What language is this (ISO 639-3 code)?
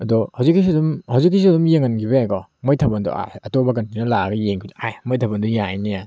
mni